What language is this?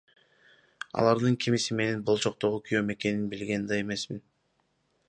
Kyrgyz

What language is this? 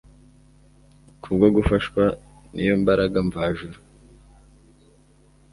Kinyarwanda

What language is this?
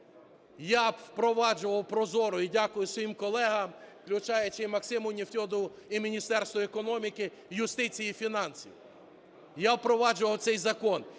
Ukrainian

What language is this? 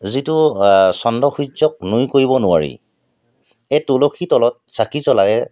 Assamese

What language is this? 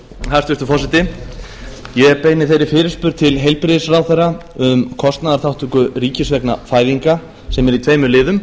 Icelandic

